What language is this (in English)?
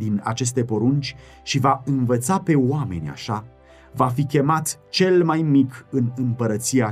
Romanian